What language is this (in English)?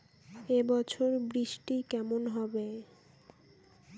Bangla